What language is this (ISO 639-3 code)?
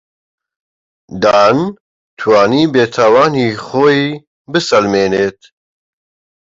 ckb